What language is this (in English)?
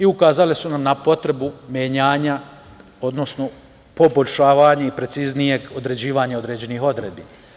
Serbian